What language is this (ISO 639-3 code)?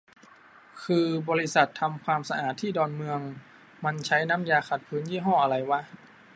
tha